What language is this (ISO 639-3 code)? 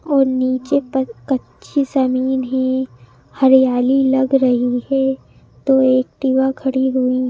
hin